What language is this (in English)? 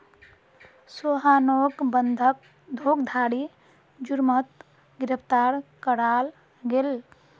Magahi